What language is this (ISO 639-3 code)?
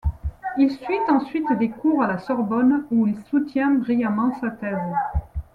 fra